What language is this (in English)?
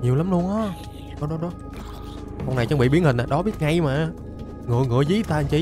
Vietnamese